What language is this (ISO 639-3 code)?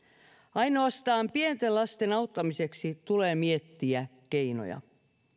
fin